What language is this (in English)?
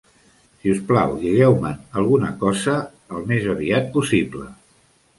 Catalan